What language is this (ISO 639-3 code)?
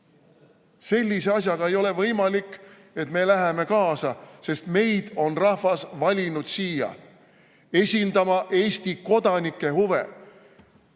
est